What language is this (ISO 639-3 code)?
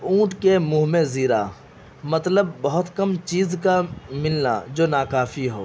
urd